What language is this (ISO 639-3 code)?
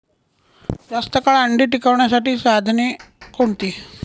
mar